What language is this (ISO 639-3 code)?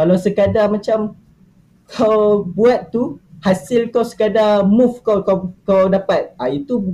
msa